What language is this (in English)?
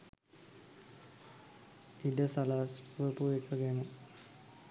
Sinhala